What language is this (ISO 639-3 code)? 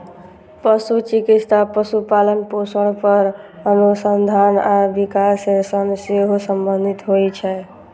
mai